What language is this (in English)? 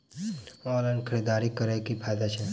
Maithili